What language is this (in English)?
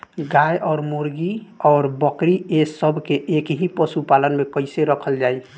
Bhojpuri